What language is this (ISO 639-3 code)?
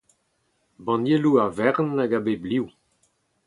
bre